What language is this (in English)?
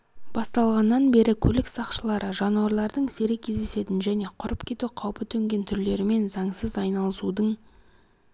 Kazakh